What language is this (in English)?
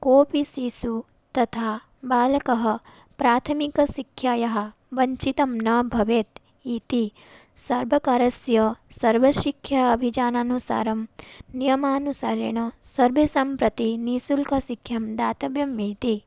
Sanskrit